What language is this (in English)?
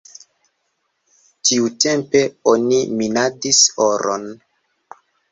Esperanto